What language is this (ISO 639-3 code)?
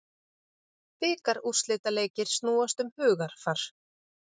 isl